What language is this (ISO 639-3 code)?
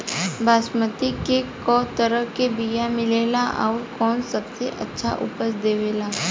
bho